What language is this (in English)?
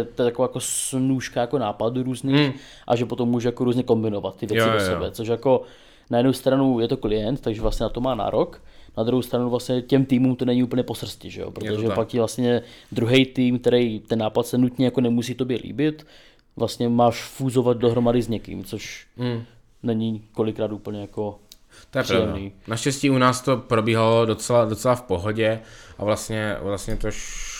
Czech